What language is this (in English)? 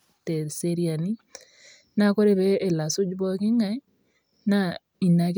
Masai